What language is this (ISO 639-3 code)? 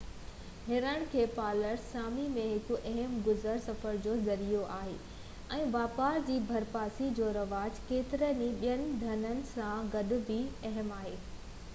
snd